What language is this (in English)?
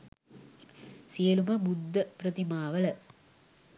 Sinhala